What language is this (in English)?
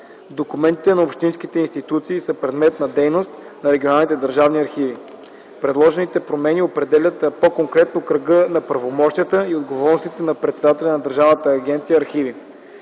Bulgarian